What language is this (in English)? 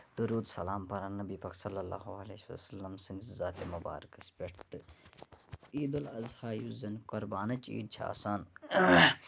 Kashmiri